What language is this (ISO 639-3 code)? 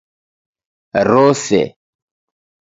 dav